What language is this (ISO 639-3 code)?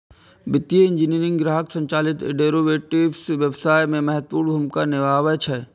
mai